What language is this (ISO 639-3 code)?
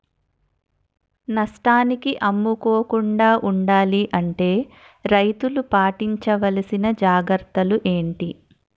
tel